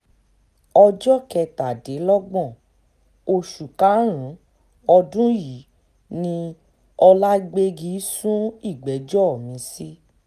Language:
Yoruba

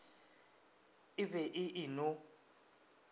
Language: Northern Sotho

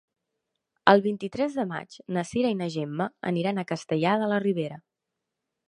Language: Catalan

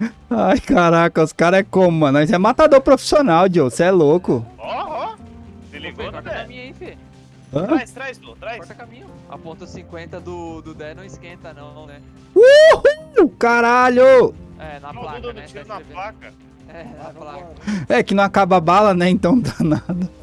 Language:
Portuguese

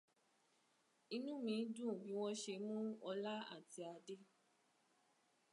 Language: Yoruba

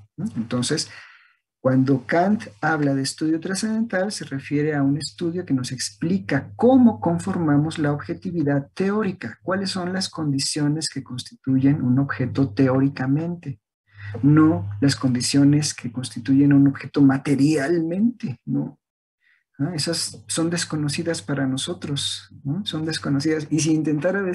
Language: Spanish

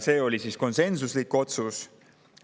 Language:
Estonian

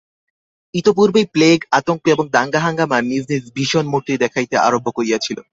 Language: Bangla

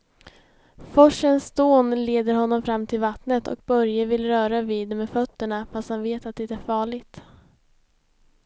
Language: Swedish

